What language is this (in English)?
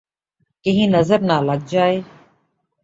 Urdu